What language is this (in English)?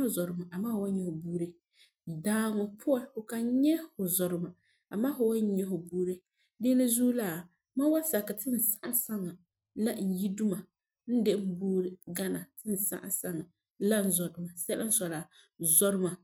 Frafra